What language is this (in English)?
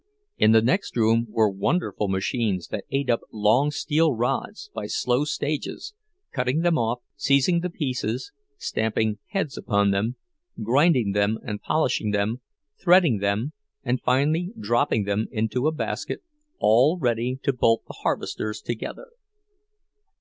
English